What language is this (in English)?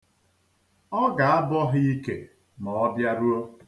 Igbo